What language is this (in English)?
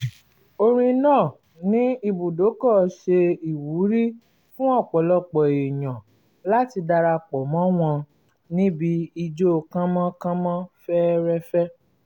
Yoruba